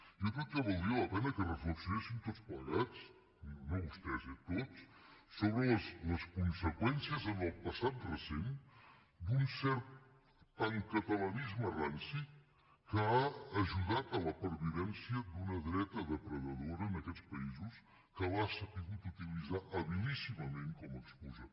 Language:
Catalan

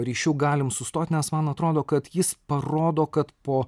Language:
Lithuanian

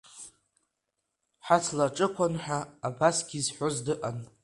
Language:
Abkhazian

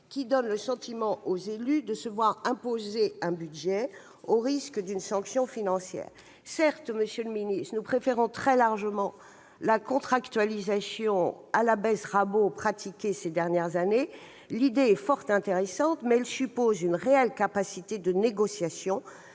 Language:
French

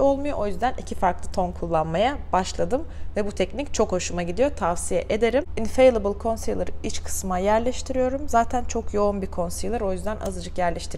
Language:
Turkish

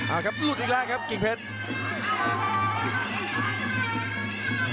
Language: Thai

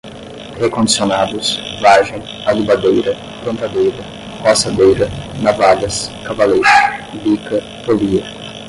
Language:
Portuguese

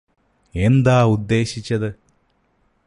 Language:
Malayalam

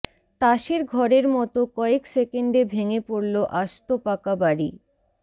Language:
Bangla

